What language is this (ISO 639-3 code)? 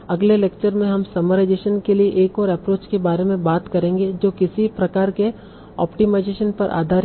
hin